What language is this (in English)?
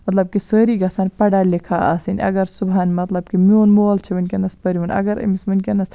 Kashmiri